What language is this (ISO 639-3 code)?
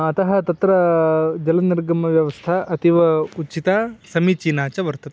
san